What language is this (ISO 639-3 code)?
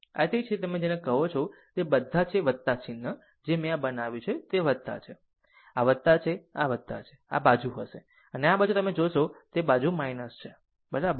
guj